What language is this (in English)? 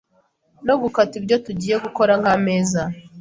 Kinyarwanda